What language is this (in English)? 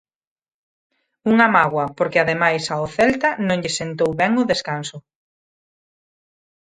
Galician